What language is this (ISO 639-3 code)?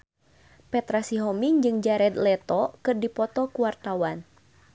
sun